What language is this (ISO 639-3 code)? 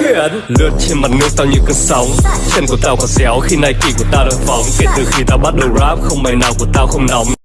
vie